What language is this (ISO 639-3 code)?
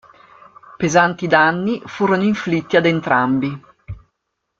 ita